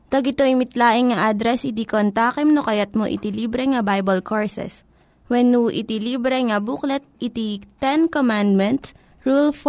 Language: Filipino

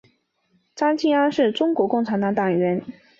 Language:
Chinese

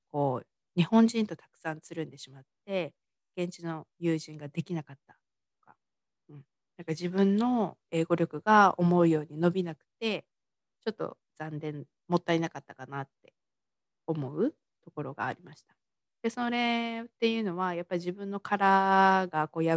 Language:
Japanese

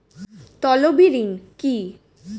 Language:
Bangla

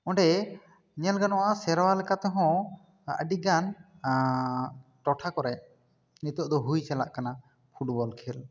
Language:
Santali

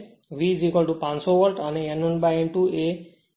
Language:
Gujarati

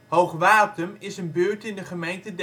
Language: Dutch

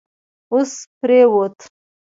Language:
Pashto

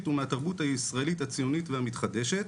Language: Hebrew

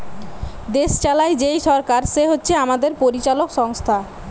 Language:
Bangla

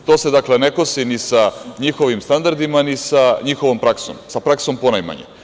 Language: Serbian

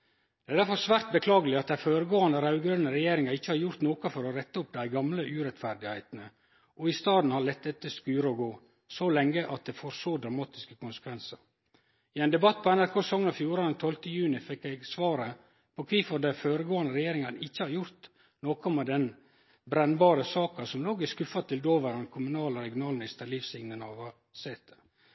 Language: Norwegian Nynorsk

